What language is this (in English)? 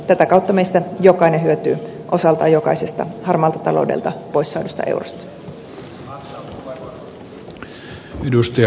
Finnish